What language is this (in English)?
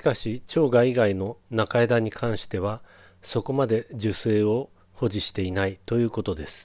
Japanese